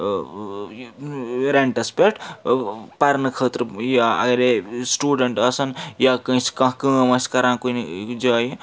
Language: Kashmiri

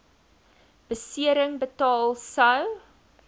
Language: Afrikaans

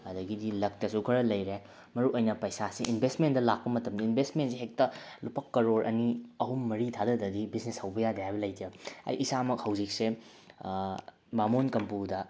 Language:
Manipuri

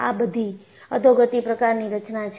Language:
Gujarati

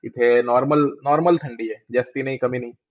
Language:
Marathi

